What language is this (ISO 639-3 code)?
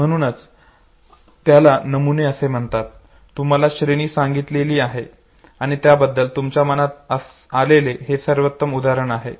mar